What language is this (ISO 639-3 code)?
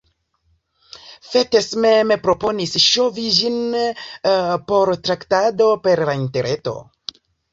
epo